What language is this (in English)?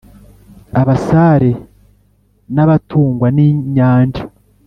Kinyarwanda